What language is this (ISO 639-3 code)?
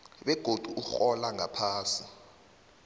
nbl